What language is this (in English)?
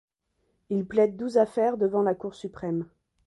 French